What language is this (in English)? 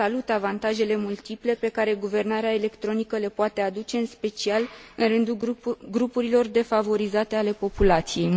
Romanian